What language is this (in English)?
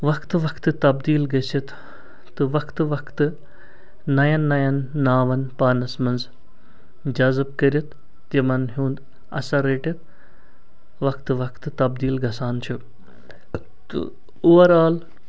Kashmiri